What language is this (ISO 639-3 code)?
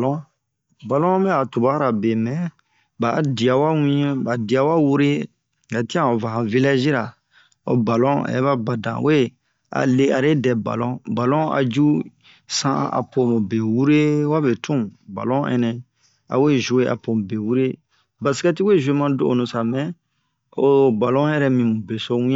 bmq